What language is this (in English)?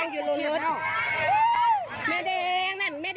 Thai